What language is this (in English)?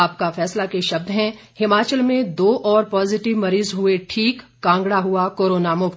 Hindi